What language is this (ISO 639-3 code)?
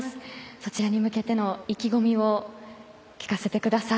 jpn